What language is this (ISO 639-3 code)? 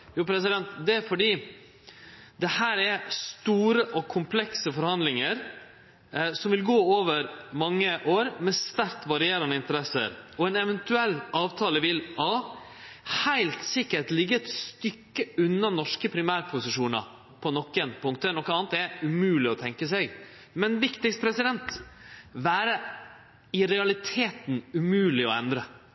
nno